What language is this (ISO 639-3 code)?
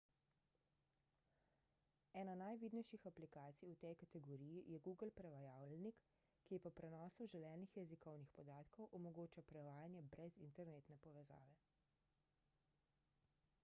slv